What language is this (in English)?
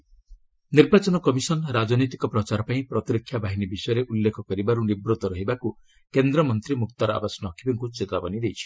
Odia